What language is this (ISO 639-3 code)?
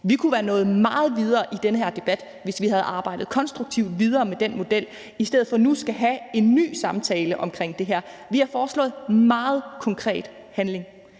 dan